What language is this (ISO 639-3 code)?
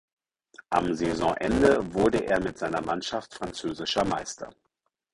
deu